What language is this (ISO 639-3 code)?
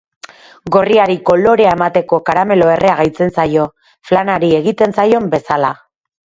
eus